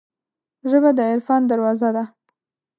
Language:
Pashto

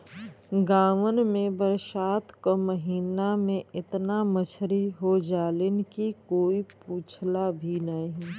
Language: Bhojpuri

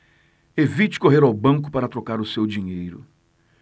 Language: Portuguese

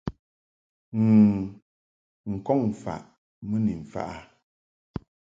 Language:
Mungaka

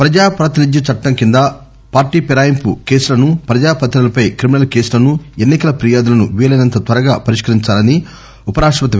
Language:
Telugu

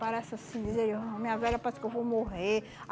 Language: Portuguese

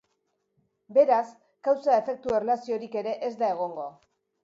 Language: Basque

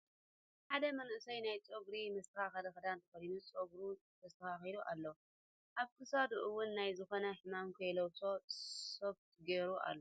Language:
Tigrinya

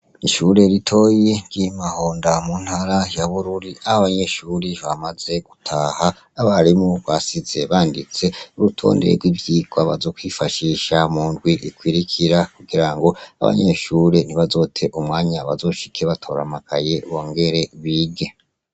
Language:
Rundi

